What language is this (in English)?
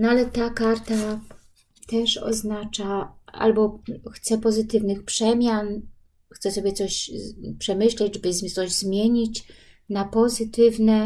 Polish